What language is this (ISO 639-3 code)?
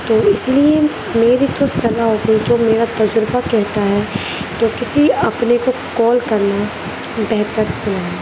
urd